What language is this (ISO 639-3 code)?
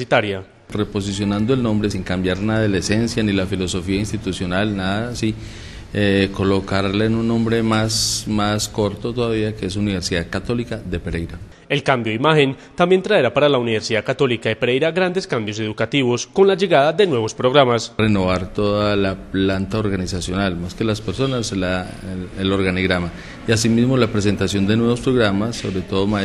spa